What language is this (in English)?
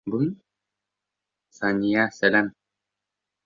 Bashkir